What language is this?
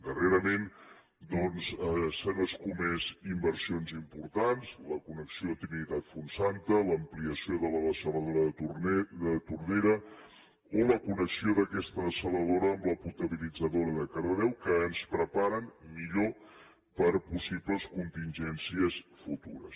Catalan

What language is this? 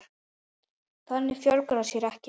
Icelandic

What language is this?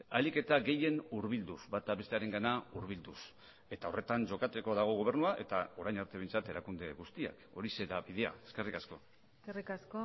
Basque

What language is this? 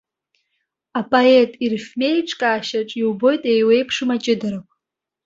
Abkhazian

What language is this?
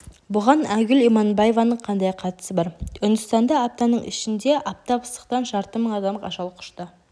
Kazakh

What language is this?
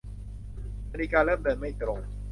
Thai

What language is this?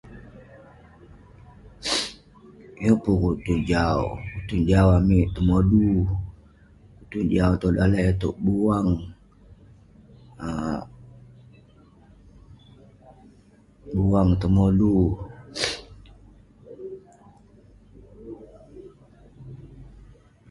Western Penan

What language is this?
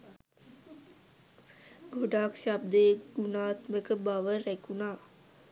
Sinhala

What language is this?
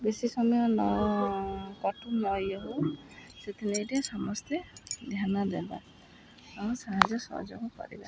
Odia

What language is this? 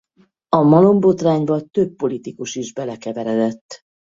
Hungarian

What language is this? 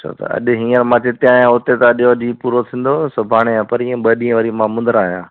Sindhi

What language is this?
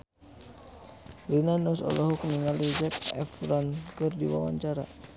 Sundanese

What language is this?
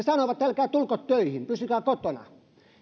Finnish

